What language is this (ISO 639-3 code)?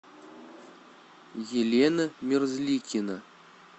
rus